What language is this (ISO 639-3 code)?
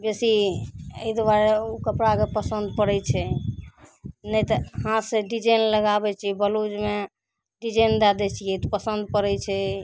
mai